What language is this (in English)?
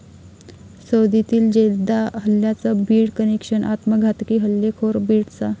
Marathi